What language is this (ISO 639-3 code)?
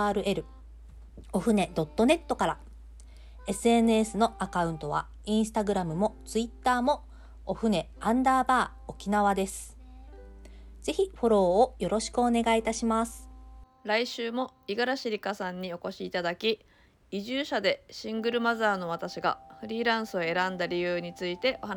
jpn